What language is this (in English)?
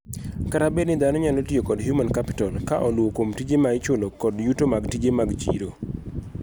Luo (Kenya and Tanzania)